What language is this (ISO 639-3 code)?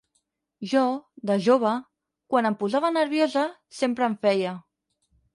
cat